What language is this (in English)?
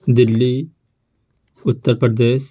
Urdu